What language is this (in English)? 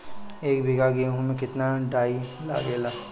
Bhojpuri